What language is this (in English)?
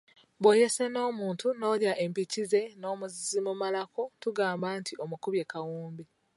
Ganda